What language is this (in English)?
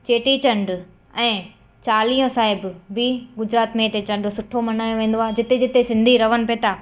Sindhi